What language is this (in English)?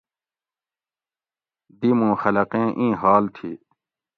Gawri